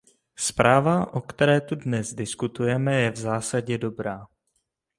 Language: Czech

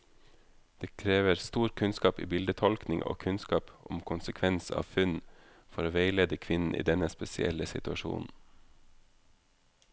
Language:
Norwegian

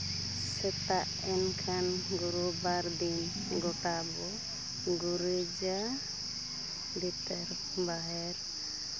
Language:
Santali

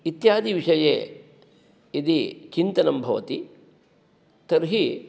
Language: Sanskrit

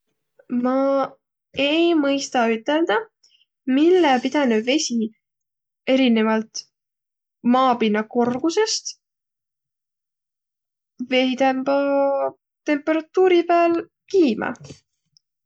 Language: Võro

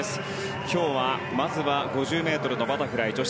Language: Japanese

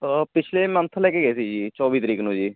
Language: Punjabi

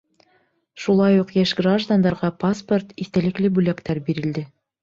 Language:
Bashkir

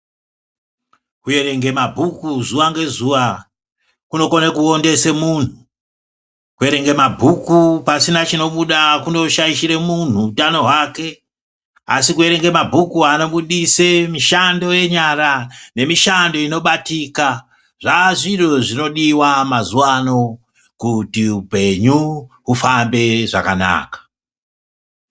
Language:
Ndau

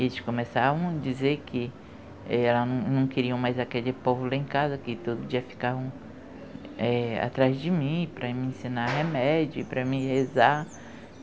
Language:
Portuguese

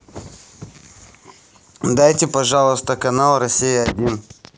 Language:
Russian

